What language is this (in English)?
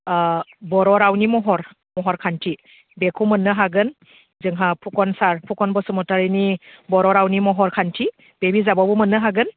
Bodo